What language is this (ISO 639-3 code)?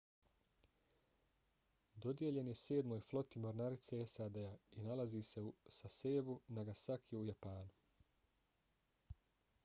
bos